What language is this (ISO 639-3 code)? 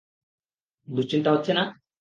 ben